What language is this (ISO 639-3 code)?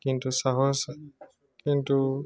asm